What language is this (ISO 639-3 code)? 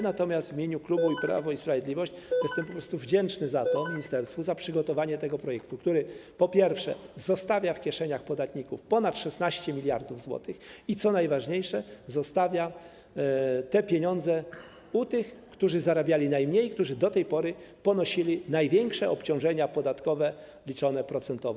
pol